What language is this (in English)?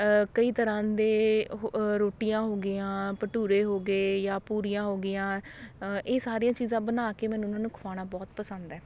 Punjabi